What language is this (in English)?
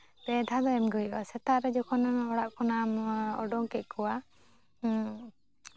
Santali